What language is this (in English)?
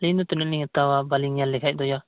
Santali